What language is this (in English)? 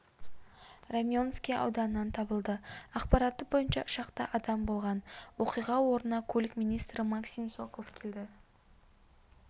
Kazakh